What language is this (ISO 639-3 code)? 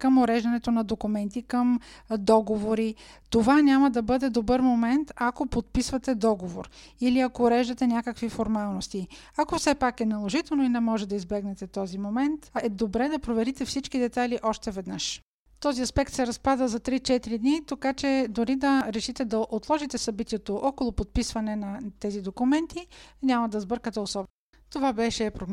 bul